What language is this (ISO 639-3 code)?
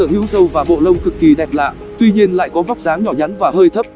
vie